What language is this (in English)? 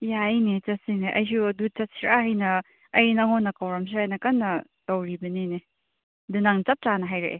Manipuri